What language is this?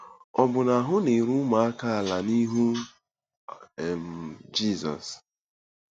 Igbo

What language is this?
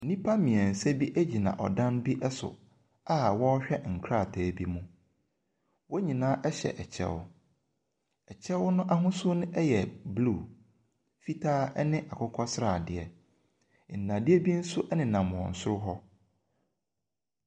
Akan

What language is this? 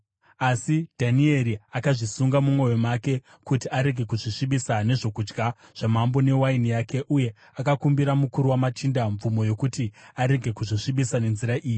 Shona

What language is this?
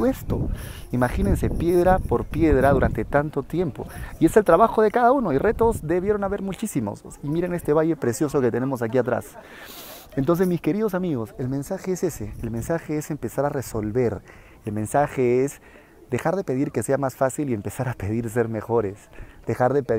Spanish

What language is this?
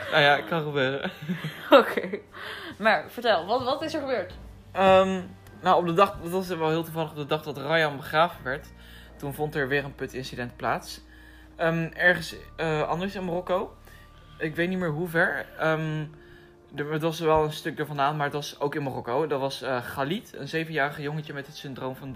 Dutch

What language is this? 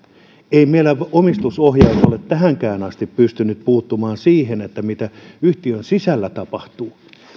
Finnish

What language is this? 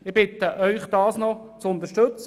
Swiss German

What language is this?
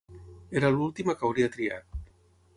Catalan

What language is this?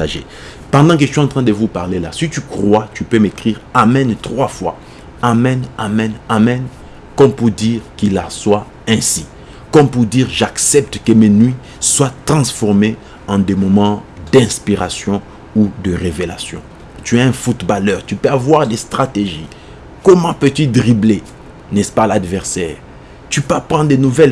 French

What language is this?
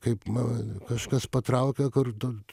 Lithuanian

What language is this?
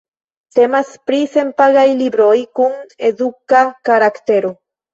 Esperanto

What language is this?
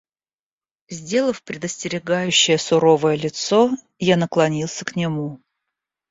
Russian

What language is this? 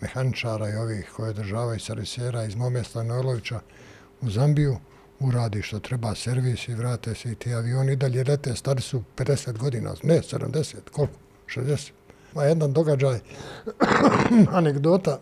Croatian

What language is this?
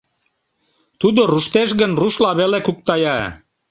Mari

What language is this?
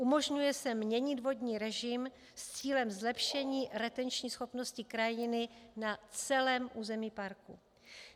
Czech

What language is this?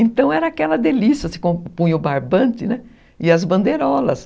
Portuguese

